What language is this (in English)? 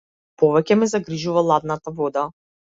Macedonian